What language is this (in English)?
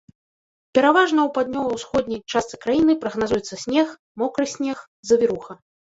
Belarusian